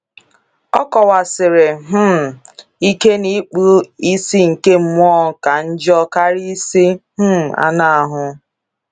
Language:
Igbo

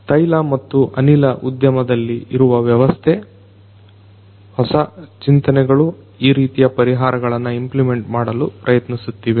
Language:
Kannada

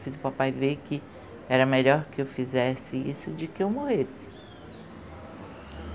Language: Portuguese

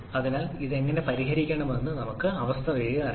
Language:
Malayalam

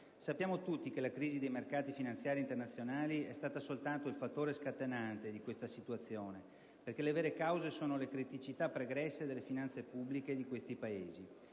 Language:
Italian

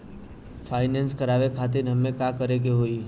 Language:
Bhojpuri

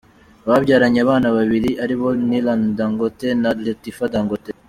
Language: Kinyarwanda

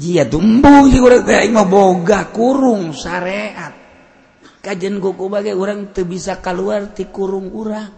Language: Indonesian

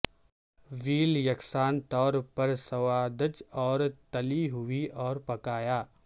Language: Urdu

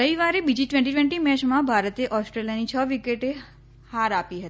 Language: Gujarati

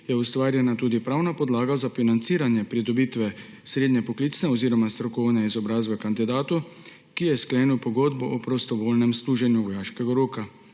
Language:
Slovenian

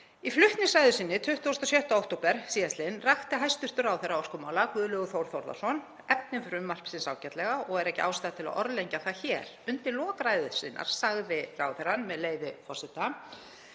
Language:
Icelandic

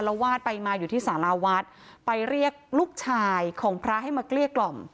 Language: Thai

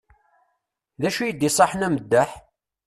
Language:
Kabyle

